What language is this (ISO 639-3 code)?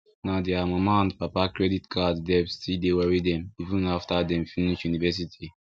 pcm